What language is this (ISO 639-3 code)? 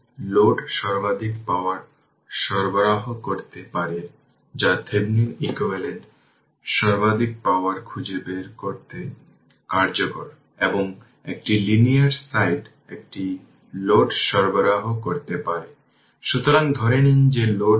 ben